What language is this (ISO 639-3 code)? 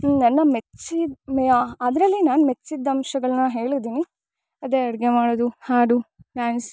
kan